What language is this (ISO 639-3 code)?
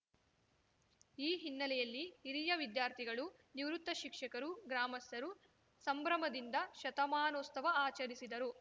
kan